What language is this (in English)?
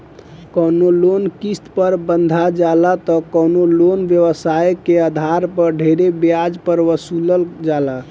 Bhojpuri